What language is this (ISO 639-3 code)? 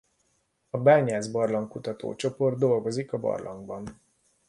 hun